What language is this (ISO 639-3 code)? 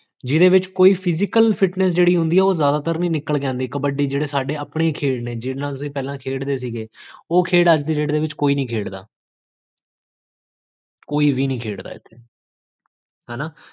pan